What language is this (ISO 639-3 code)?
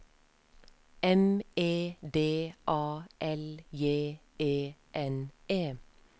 nor